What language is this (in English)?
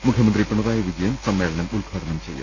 Malayalam